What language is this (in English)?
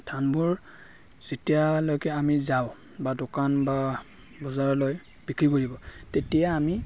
Assamese